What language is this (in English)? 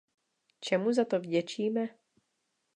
Czech